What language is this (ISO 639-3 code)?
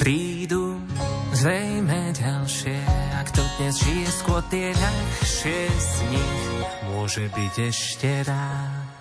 slk